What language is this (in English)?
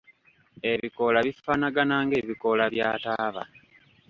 Ganda